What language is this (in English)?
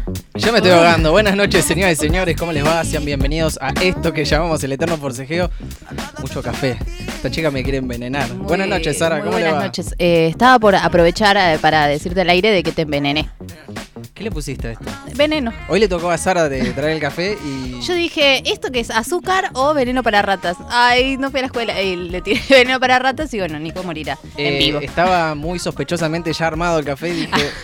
Spanish